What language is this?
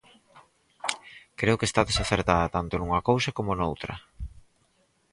Galician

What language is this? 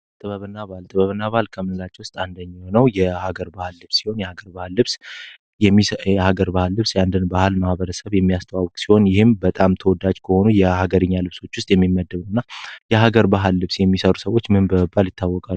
Amharic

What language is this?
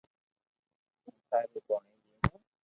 Loarki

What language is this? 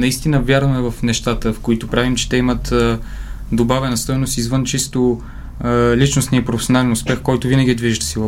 Bulgarian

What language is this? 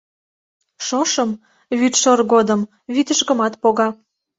Mari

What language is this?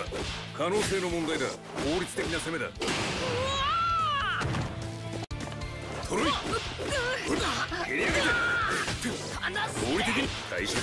Japanese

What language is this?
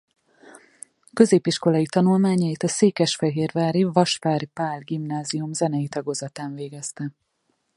Hungarian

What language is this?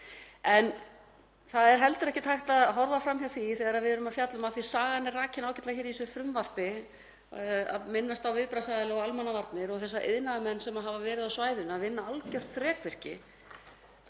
Icelandic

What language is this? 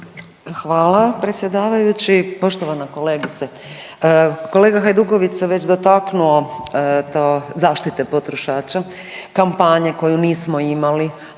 Croatian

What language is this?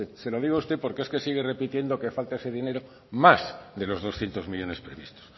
Spanish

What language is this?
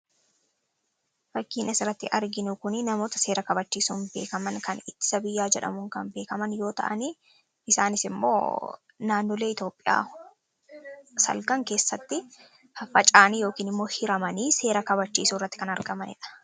Oromo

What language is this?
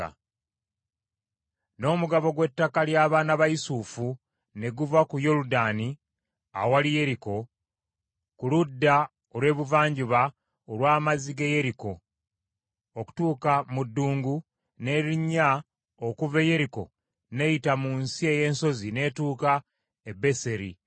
Ganda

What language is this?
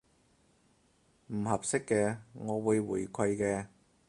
Cantonese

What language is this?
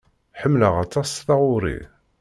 Kabyle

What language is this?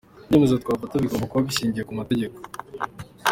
Kinyarwanda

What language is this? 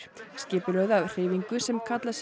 Icelandic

